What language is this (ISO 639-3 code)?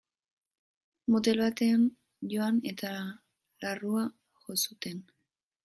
eus